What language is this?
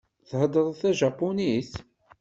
Kabyle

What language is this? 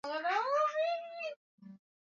Swahili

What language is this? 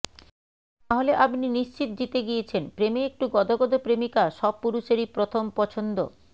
Bangla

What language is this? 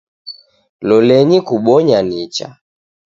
Taita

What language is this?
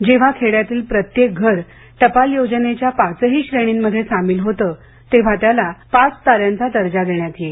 Marathi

